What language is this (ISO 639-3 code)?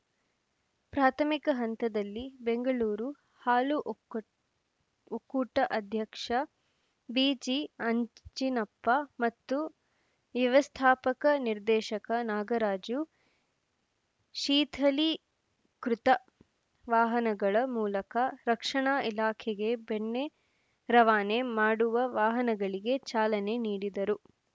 kan